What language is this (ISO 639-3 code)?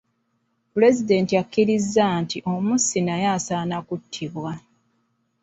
lug